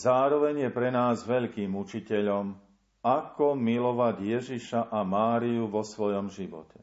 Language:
Slovak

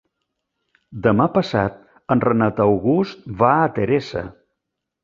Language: Catalan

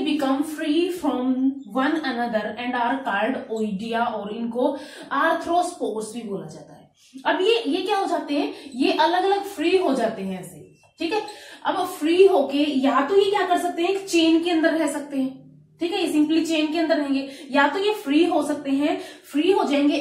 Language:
Hindi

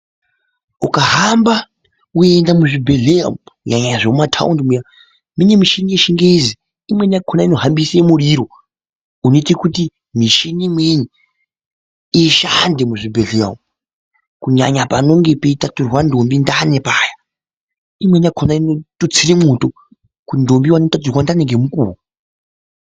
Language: Ndau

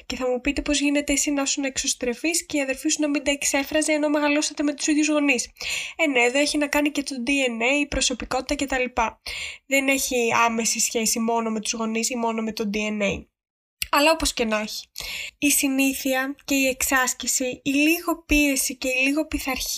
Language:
Greek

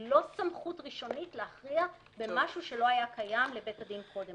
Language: Hebrew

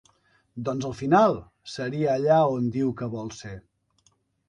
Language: Catalan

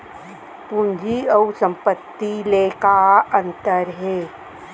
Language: Chhattisgarhi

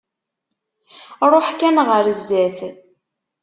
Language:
Kabyle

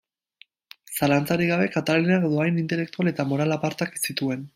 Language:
Basque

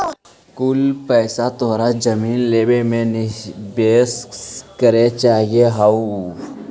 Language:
Magahi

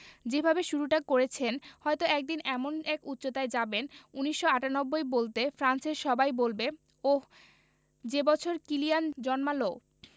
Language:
Bangla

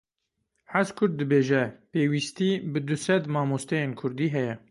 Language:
Kurdish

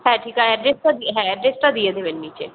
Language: Bangla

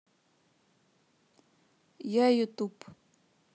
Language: Russian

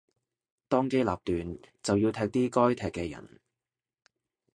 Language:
Cantonese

